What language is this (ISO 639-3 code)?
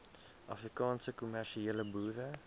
afr